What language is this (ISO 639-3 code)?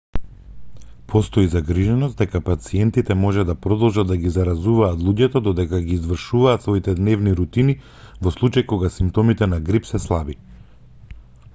mkd